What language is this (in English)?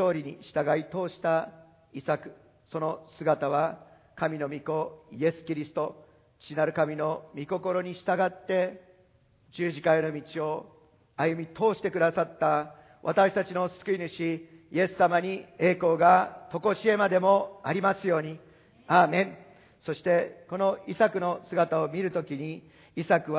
Japanese